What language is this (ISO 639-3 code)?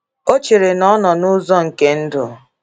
ibo